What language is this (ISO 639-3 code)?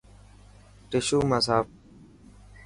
mki